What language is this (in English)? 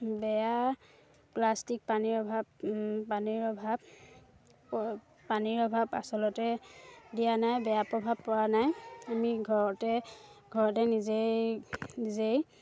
Assamese